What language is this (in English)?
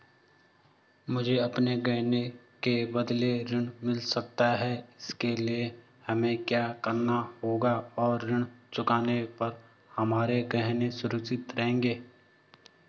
Hindi